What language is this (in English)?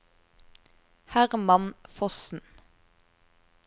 Norwegian